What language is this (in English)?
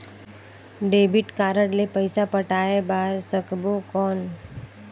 Chhattisgarhi